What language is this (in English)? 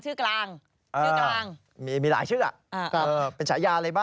Thai